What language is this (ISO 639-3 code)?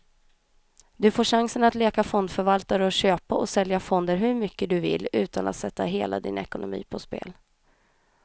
swe